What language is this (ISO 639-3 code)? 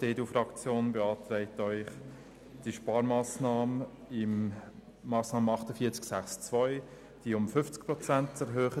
gsw